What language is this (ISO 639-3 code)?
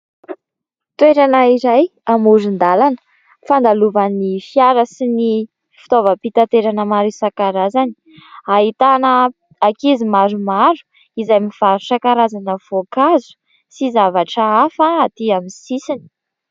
mlg